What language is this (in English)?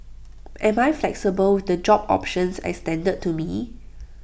English